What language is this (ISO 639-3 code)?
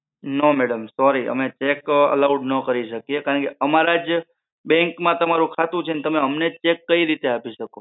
guj